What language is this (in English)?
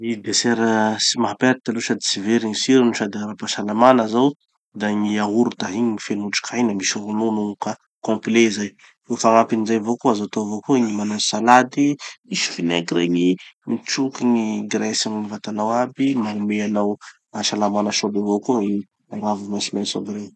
Tanosy Malagasy